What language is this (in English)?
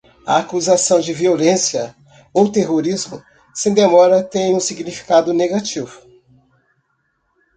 Portuguese